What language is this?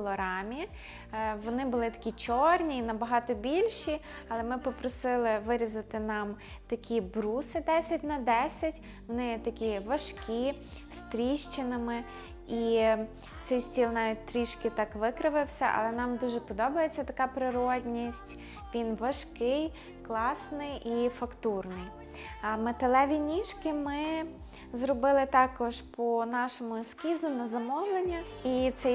Ukrainian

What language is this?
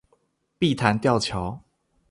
Chinese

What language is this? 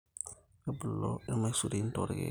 Masai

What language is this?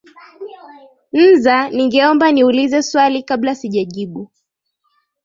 Swahili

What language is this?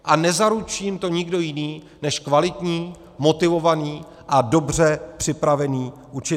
Czech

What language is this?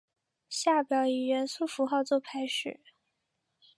Chinese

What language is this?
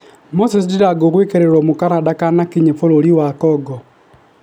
Kikuyu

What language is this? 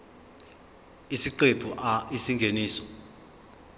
Zulu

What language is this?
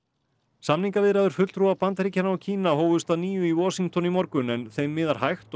Icelandic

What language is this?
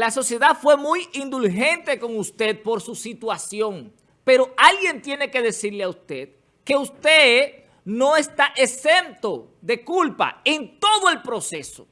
Spanish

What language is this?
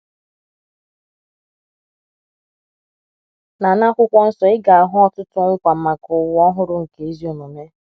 Igbo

